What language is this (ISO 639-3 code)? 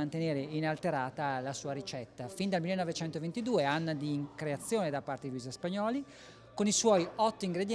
ita